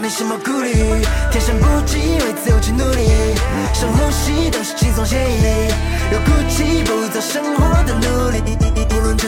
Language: Chinese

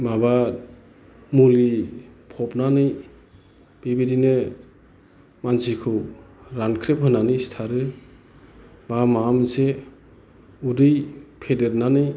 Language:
Bodo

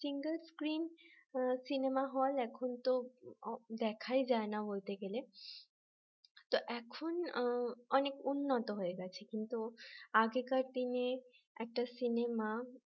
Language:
Bangla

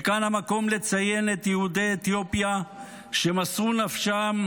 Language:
Hebrew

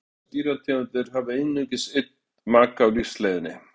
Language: Icelandic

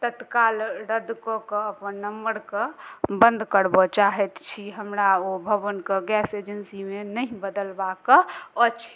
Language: Maithili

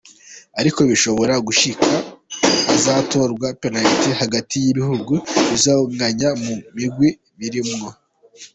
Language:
Kinyarwanda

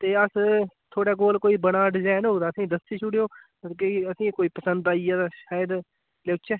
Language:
Dogri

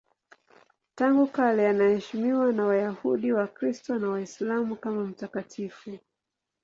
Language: Swahili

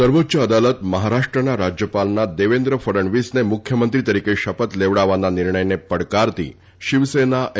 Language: Gujarati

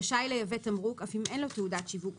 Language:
Hebrew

